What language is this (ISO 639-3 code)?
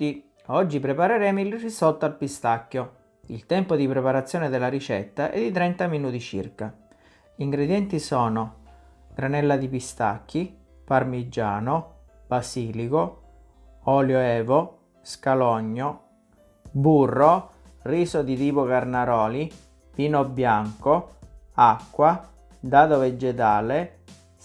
ita